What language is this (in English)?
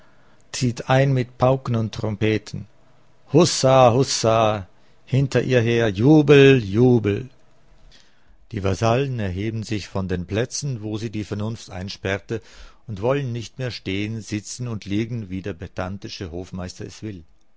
German